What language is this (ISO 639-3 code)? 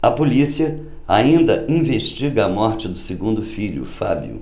por